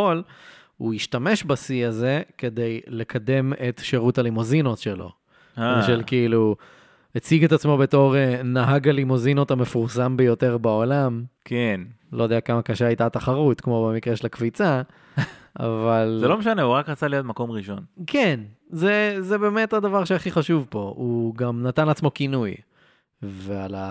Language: Hebrew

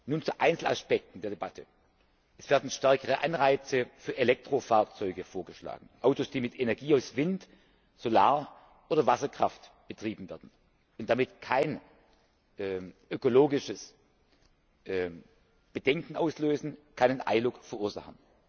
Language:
German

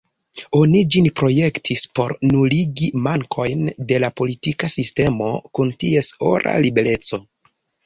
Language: Esperanto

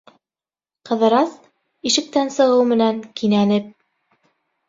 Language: Bashkir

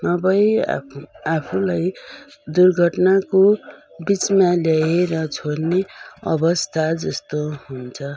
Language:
Nepali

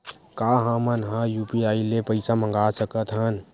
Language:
Chhattisgarhi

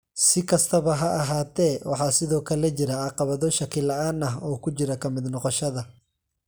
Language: Somali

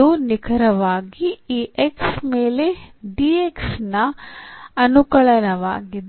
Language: Kannada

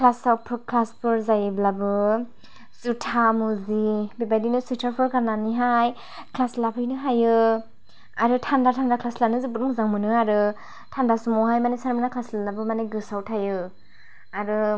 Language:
Bodo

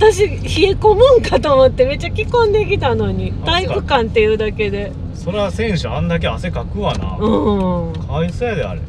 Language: Japanese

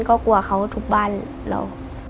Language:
Thai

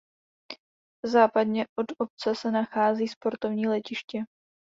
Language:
Czech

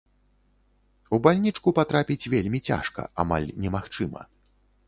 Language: Belarusian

